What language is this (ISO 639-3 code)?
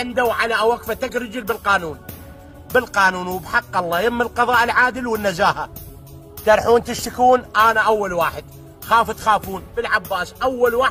ara